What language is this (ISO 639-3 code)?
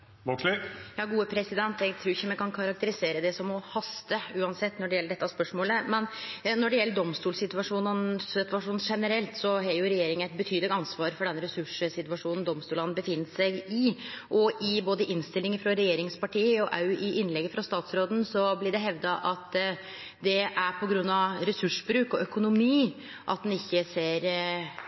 nor